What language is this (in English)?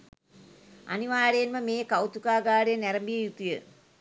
Sinhala